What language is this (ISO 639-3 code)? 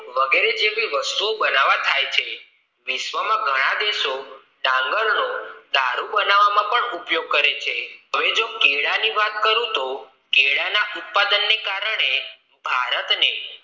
guj